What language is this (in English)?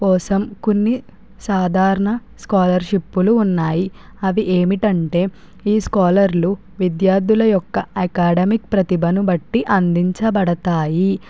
Telugu